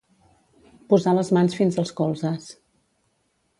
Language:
Catalan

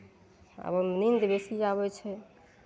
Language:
Maithili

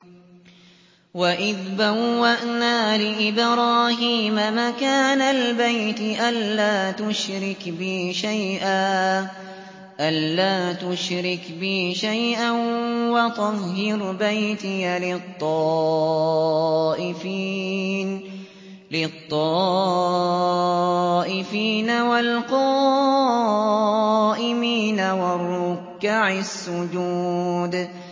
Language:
Arabic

